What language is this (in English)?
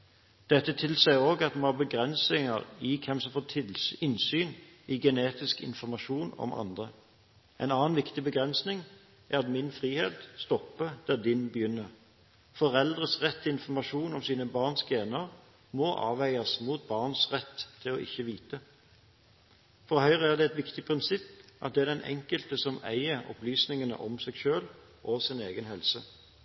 Norwegian Bokmål